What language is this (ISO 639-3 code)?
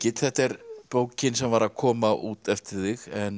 isl